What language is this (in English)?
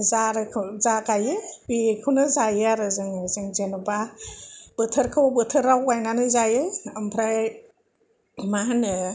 Bodo